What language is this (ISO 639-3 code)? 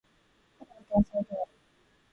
jpn